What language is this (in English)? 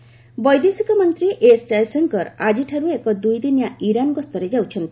Odia